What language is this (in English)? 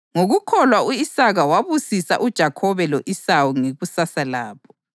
North Ndebele